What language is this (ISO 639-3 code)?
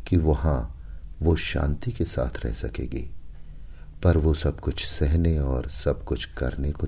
hin